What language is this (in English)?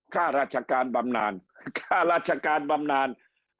Thai